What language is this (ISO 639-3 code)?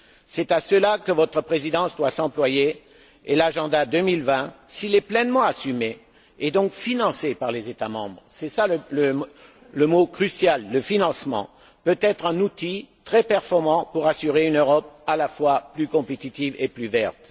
fra